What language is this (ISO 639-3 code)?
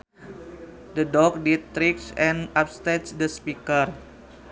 sun